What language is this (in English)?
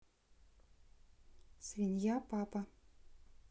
Russian